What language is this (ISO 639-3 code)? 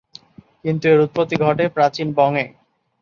ben